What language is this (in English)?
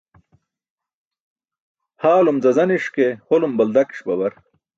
Burushaski